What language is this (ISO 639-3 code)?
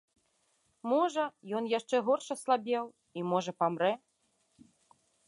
bel